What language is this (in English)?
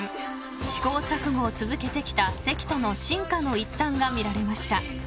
Japanese